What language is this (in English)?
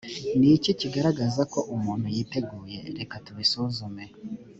Kinyarwanda